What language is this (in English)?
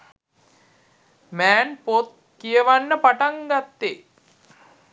Sinhala